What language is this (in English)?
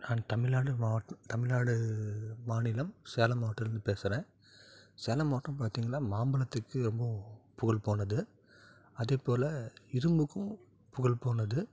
Tamil